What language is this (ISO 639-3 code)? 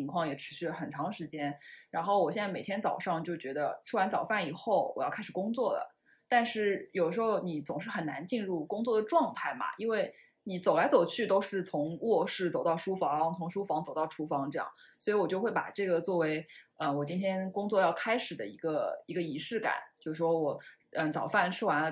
zho